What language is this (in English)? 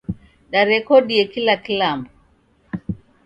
Taita